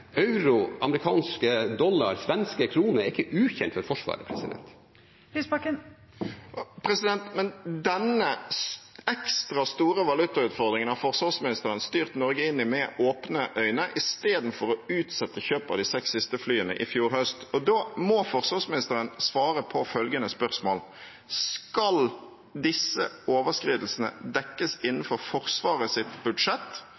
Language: Norwegian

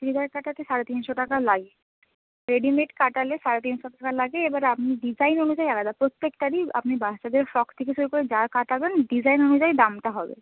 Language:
Bangla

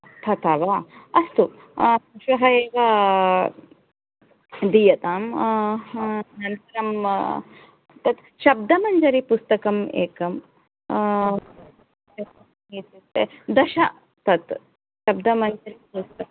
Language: Sanskrit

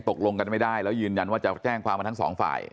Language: Thai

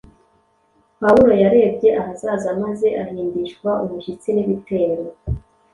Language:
Kinyarwanda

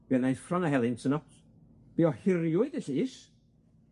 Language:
Welsh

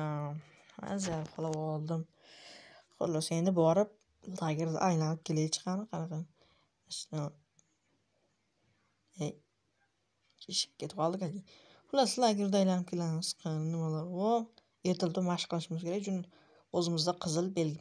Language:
Turkish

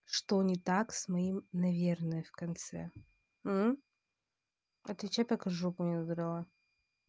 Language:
Russian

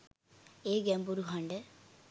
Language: Sinhala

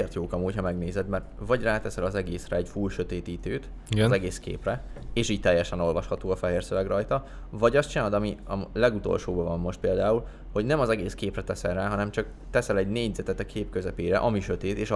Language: Hungarian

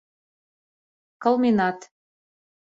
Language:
Mari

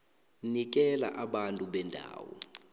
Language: South Ndebele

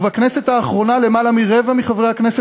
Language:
Hebrew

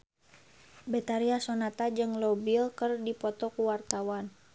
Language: Sundanese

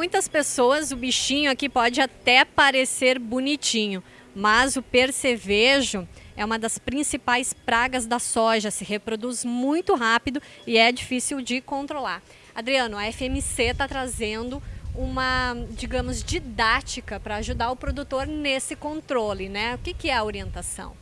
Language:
Portuguese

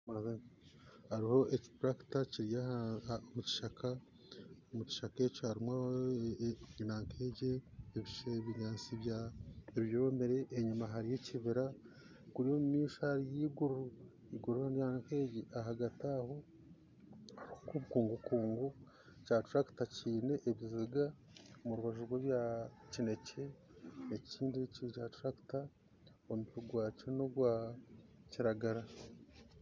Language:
Nyankole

